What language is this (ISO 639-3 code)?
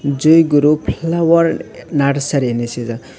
trp